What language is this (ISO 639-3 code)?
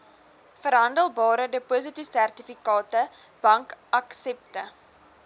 afr